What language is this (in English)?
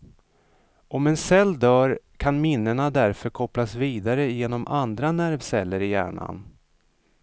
Swedish